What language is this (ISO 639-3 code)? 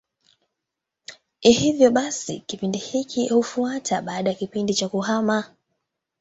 swa